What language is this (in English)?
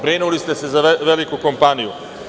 Serbian